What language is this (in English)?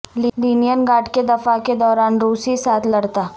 Urdu